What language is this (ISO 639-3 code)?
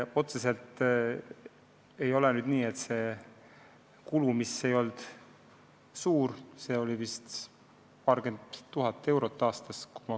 est